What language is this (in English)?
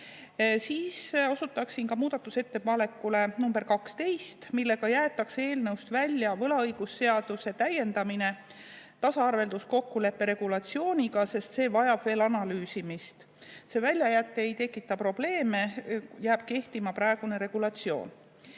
Estonian